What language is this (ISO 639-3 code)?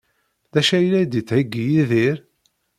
kab